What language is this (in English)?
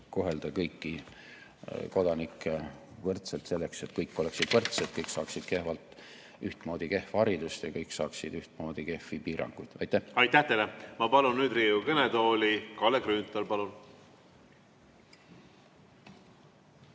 Estonian